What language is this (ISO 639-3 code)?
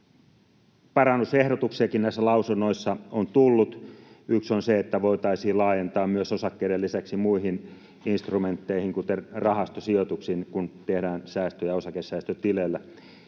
fin